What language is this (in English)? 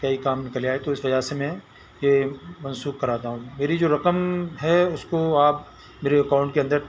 Urdu